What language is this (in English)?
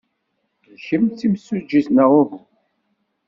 Kabyle